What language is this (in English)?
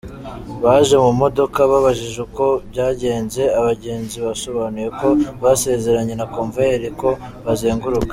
Kinyarwanda